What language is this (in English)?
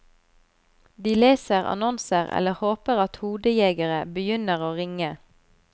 Norwegian